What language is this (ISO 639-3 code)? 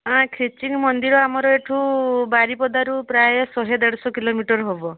ori